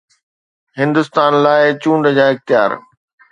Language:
Sindhi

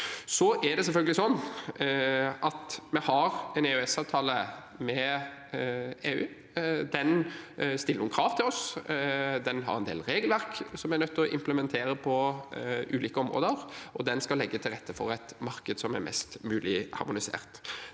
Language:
Norwegian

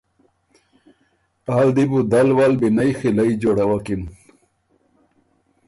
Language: Ormuri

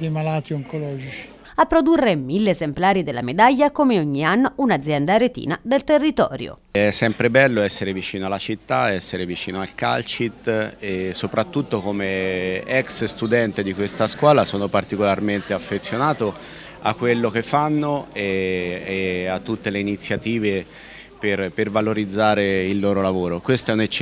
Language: Italian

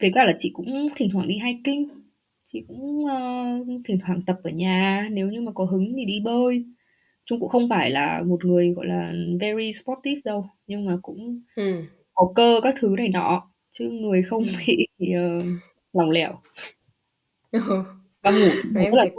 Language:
Vietnamese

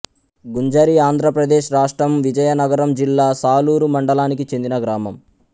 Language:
Telugu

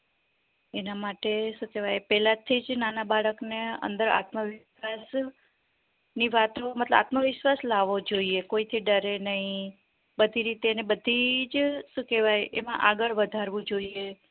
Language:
Gujarati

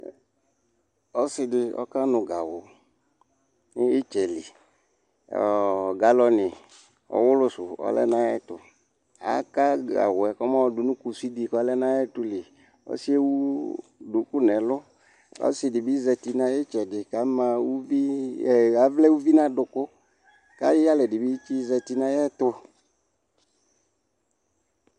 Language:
Ikposo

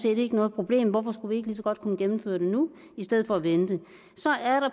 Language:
Danish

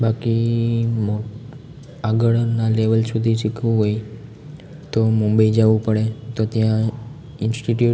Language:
Gujarati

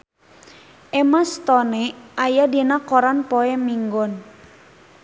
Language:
Sundanese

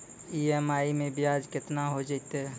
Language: Maithili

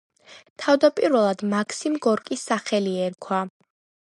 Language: Georgian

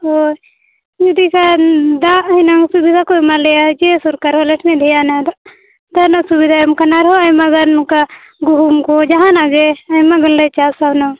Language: Santali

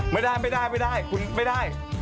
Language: Thai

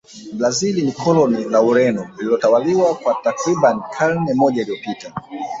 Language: Swahili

